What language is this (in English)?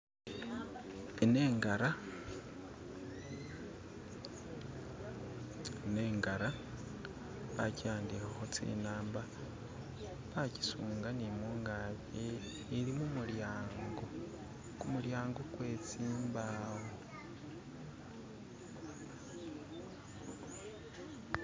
Masaaba